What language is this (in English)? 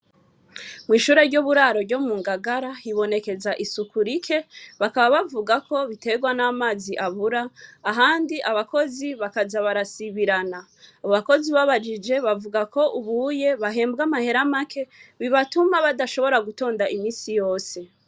Rundi